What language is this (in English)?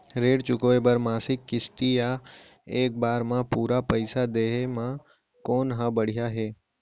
Chhattisgarhi